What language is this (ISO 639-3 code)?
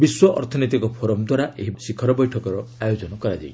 ori